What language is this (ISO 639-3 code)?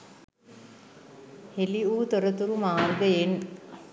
sin